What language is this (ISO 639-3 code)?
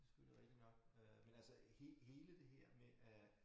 dan